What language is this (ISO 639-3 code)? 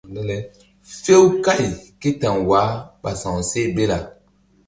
mdd